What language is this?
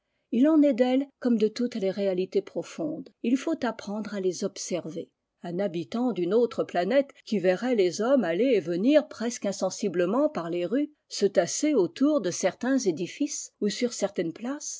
French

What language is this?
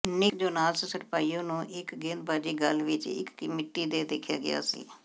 Punjabi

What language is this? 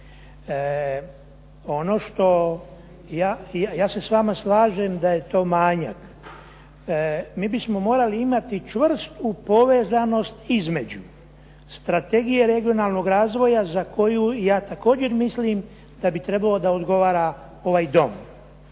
Croatian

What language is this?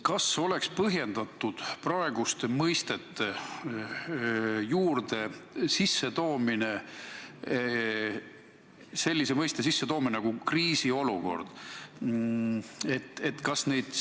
Estonian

